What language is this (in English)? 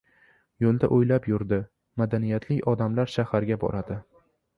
Uzbek